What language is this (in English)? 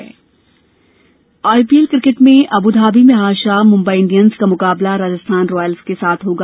Hindi